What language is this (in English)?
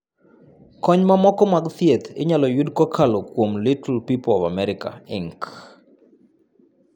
Luo (Kenya and Tanzania)